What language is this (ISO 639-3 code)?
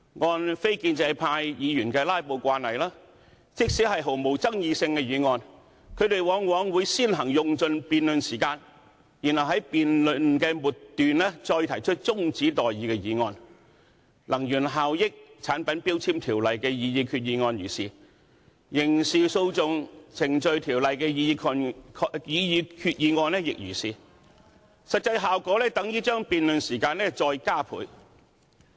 yue